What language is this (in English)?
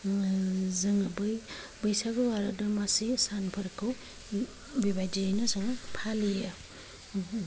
Bodo